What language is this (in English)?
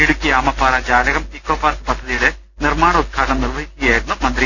Malayalam